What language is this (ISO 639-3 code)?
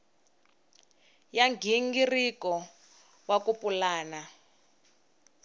tso